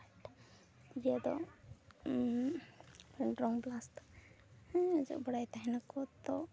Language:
Santali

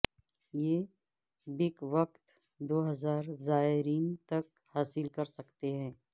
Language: Urdu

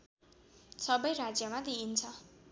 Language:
Nepali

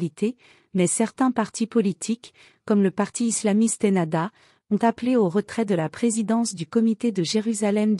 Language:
French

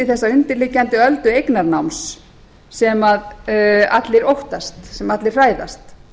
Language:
Icelandic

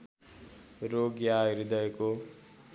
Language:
Nepali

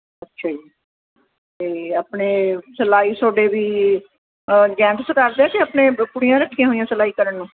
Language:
Punjabi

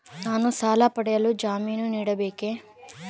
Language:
Kannada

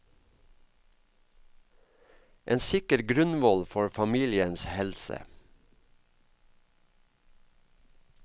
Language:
Norwegian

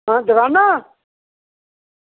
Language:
Dogri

